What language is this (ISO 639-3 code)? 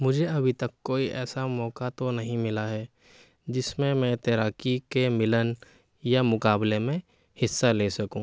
urd